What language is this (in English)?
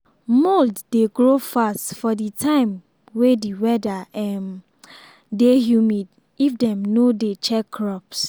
Nigerian Pidgin